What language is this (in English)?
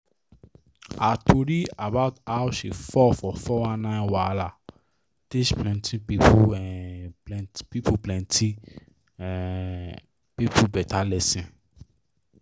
Nigerian Pidgin